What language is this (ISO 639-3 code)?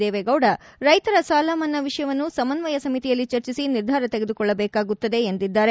kan